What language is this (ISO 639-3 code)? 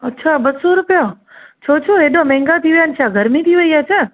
snd